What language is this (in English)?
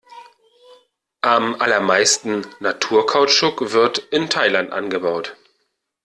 German